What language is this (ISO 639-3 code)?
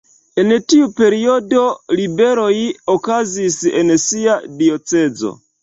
epo